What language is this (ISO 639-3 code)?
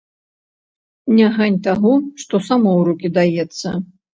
bel